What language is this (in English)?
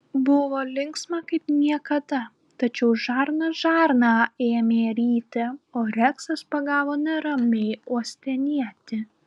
Lithuanian